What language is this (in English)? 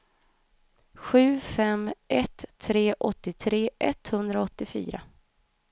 Swedish